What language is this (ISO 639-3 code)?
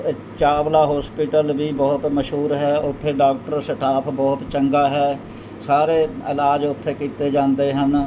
pan